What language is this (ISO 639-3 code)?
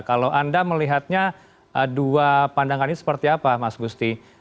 ind